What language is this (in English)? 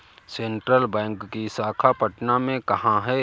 Hindi